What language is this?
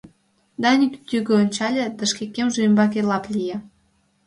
Mari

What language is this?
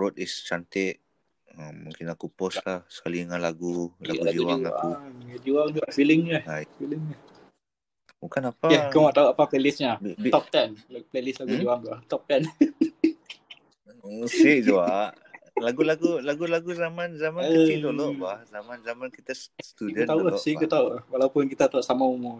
Malay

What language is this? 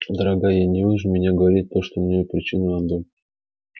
Russian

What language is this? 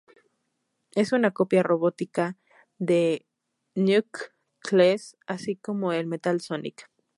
Spanish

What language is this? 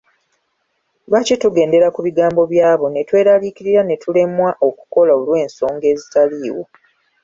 Ganda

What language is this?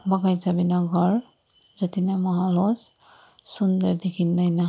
Nepali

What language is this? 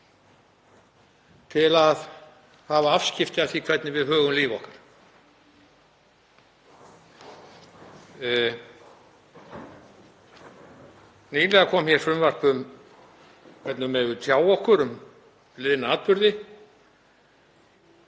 Icelandic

